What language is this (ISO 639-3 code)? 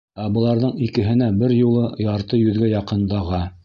bak